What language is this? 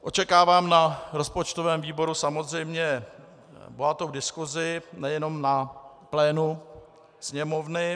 Czech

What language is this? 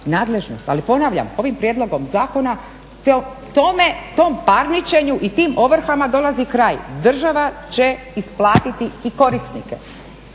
Croatian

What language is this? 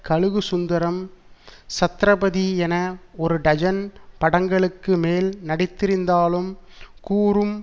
Tamil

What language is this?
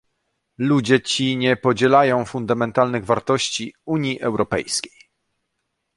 Polish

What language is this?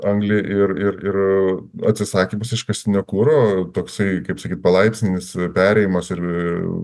Lithuanian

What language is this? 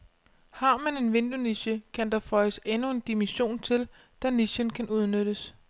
Danish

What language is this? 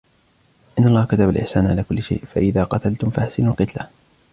Arabic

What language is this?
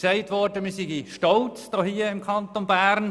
Swiss German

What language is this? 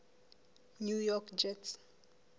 Southern Sotho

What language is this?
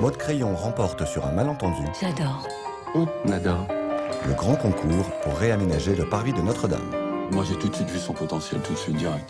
French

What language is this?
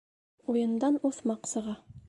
Bashkir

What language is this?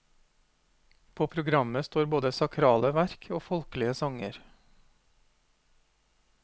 Norwegian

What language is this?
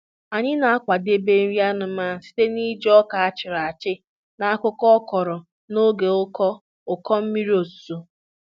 Igbo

